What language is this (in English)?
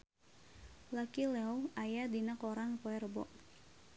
Sundanese